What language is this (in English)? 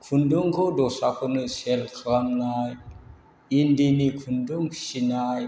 Bodo